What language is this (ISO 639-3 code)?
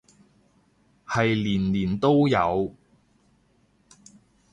yue